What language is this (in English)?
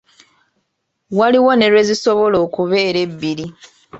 Ganda